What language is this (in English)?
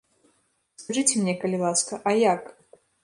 Belarusian